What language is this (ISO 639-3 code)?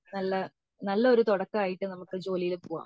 mal